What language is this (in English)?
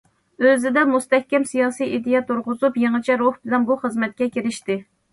Uyghur